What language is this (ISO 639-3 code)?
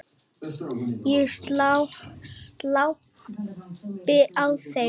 isl